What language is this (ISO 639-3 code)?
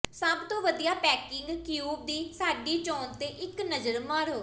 pan